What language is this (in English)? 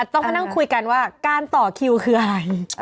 Thai